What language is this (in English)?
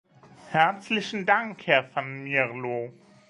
German